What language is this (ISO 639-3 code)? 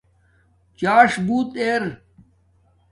dmk